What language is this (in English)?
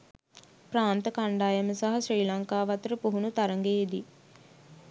Sinhala